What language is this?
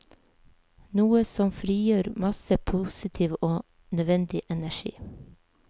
Norwegian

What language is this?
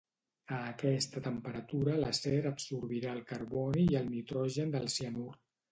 Catalan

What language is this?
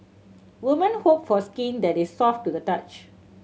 English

